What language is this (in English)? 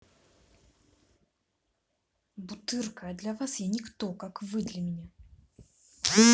Russian